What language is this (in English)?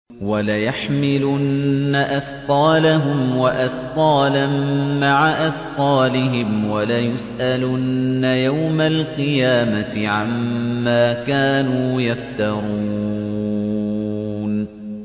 Arabic